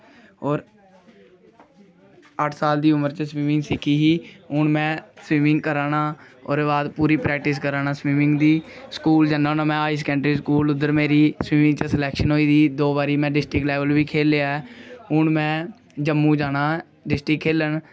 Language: Dogri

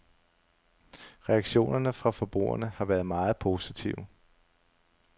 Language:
Danish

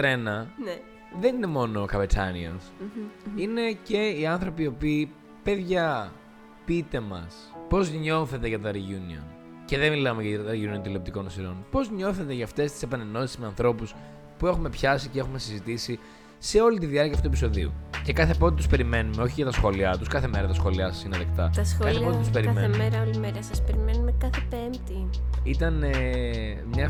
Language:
Greek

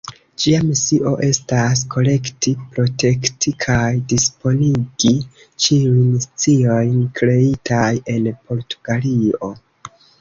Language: Esperanto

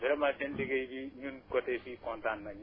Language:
Wolof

